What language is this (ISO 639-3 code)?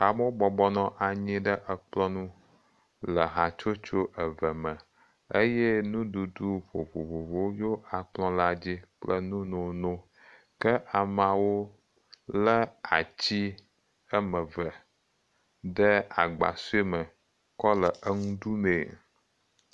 ewe